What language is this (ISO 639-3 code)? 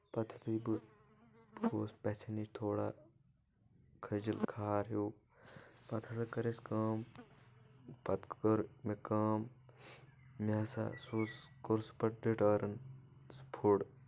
kas